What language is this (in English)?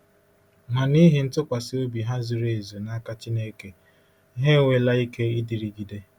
Igbo